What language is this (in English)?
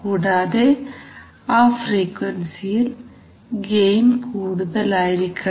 Malayalam